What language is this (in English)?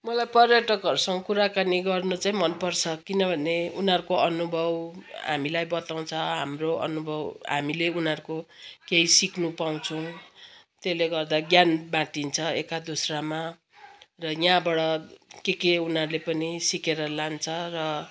Nepali